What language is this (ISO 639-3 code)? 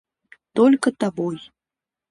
rus